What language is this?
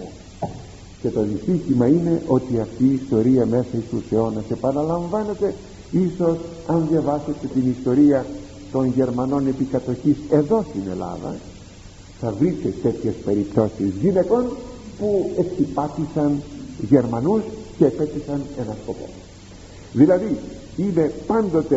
Greek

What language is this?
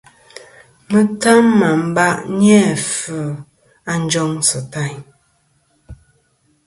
Kom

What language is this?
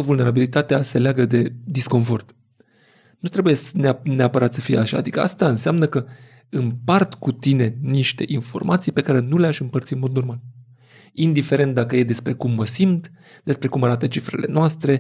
Romanian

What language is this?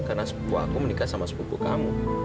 Indonesian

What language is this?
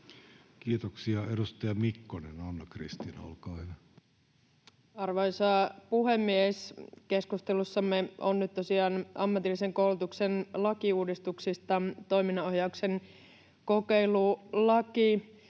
Finnish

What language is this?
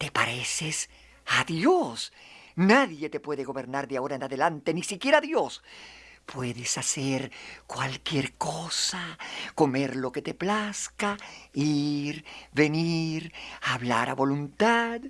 Spanish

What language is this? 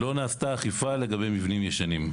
Hebrew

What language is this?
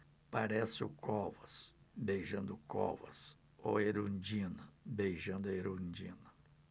Portuguese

